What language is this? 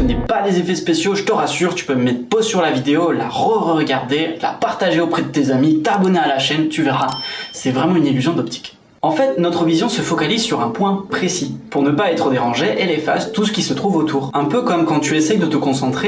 French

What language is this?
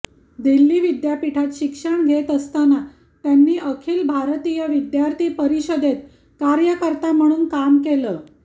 Marathi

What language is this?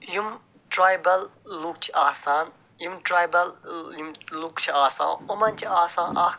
Kashmiri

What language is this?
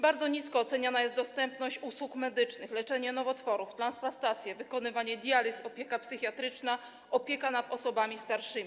Polish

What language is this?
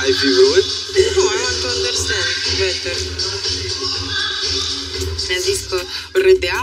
Romanian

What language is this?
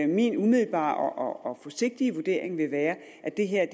Danish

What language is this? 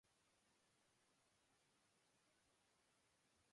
Indonesian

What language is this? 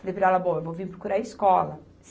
Portuguese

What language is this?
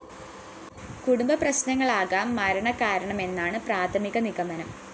Malayalam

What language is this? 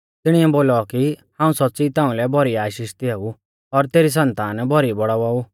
Mahasu Pahari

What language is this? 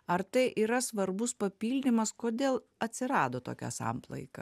Lithuanian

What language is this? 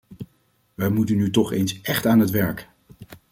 Dutch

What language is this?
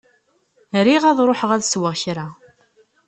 Kabyle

